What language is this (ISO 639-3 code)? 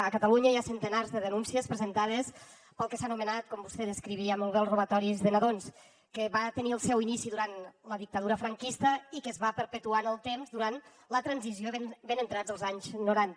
cat